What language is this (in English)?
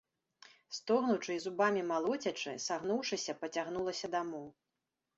Belarusian